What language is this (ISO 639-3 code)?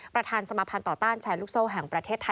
tha